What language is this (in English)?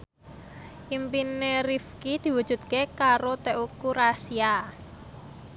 Javanese